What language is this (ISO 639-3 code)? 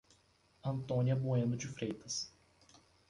por